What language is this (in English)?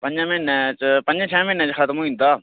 Dogri